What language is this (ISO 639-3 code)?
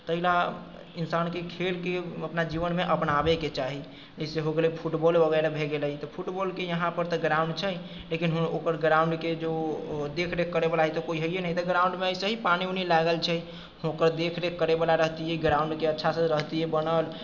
mai